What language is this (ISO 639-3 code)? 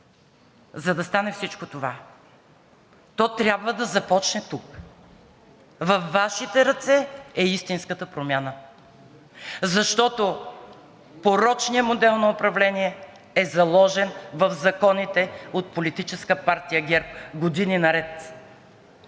bul